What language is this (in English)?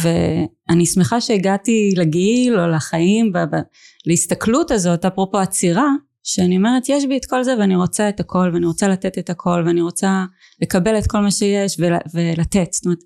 Hebrew